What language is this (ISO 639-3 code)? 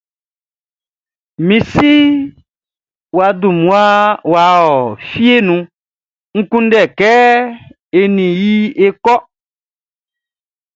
bci